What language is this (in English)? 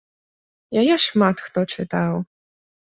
Belarusian